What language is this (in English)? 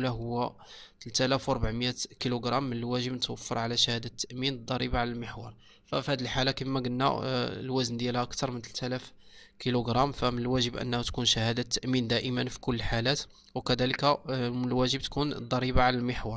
Arabic